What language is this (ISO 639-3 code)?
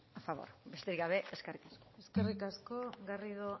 eus